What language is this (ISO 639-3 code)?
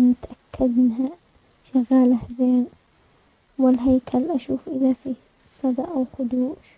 acx